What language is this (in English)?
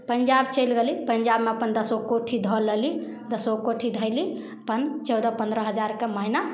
Maithili